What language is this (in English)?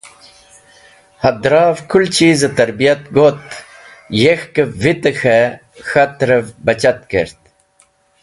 Wakhi